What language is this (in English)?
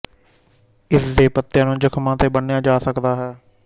Punjabi